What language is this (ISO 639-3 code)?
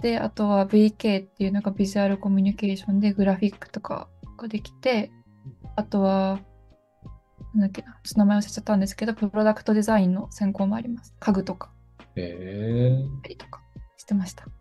jpn